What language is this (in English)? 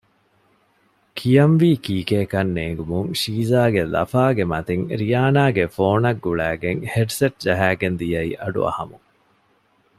Divehi